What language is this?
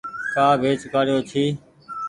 Goaria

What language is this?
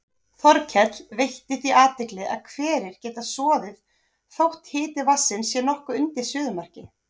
Icelandic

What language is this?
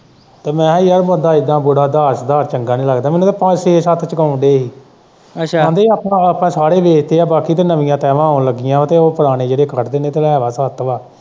Punjabi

